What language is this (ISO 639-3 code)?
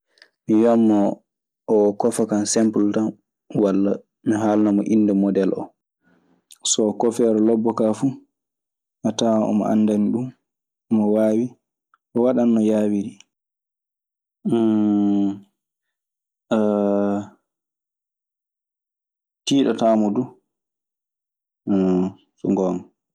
ffm